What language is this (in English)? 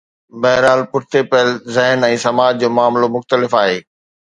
Sindhi